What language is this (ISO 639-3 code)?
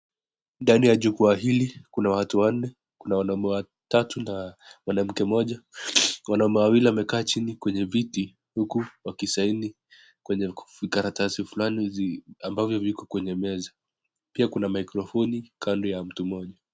swa